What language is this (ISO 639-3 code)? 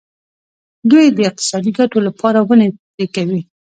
pus